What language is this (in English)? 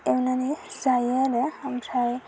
Bodo